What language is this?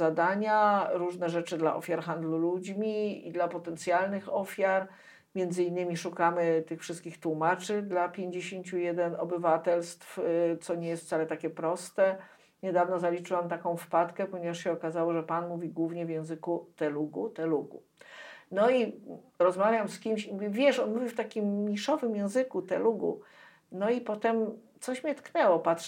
Polish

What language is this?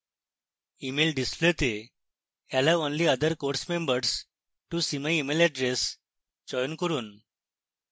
Bangla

